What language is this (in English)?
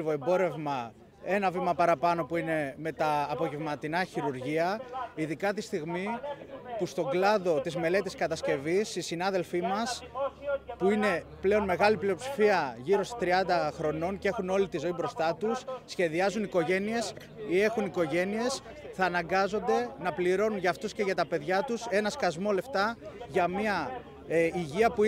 Greek